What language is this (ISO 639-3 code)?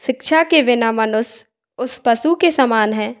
hin